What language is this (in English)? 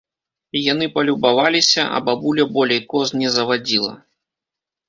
Belarusian